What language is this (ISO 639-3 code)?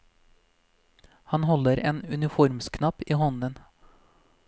nor